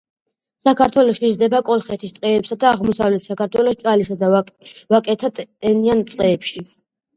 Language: Georgian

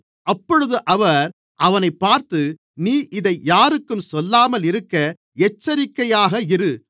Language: Tamil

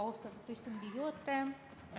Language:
Estonian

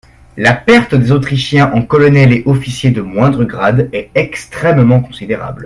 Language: French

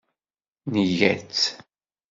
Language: Kabyle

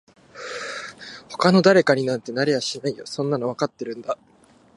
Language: Japanese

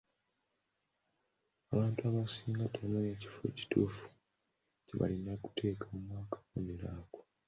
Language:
Ganda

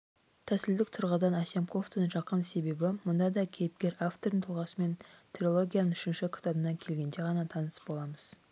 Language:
Kazakh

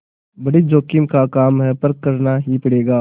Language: Hindi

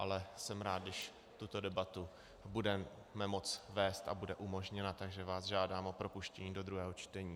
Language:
Czech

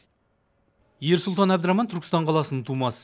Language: Kazakh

